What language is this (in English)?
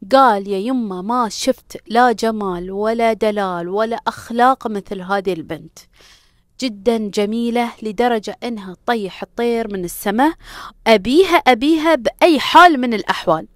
Arabic